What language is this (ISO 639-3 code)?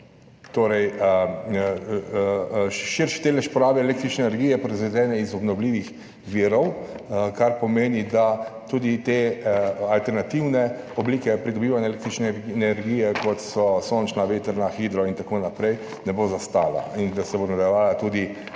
slv